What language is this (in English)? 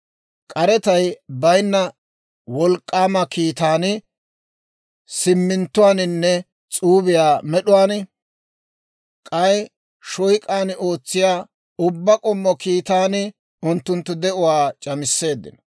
Dawro